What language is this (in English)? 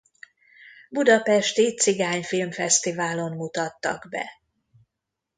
Hungarian